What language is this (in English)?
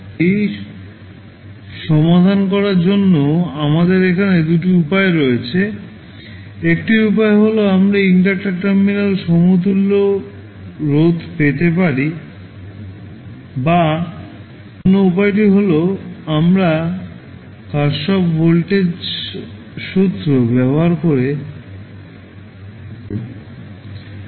Bangla